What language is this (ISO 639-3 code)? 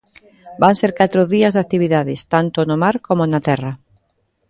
glg